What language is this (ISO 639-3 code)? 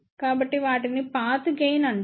tel